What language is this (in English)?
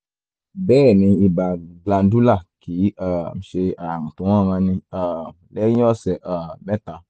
Yoruba